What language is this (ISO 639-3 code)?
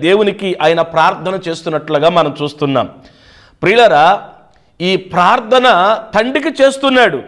tel